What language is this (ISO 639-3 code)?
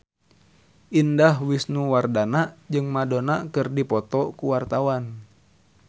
sun